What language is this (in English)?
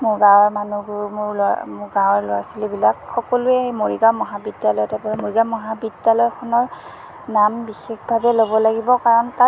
Assamese